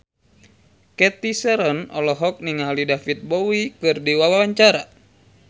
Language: Sundanese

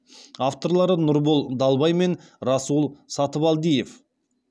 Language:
Kazakh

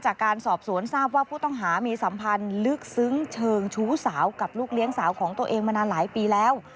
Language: Thai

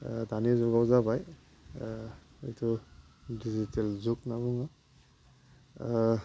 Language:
Bodo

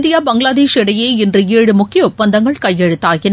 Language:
Tamil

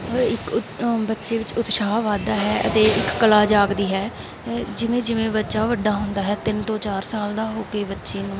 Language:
Punjabi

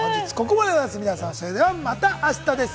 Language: Japanese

